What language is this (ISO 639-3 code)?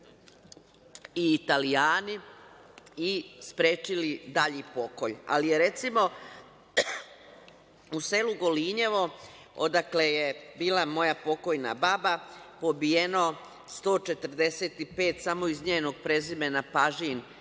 srp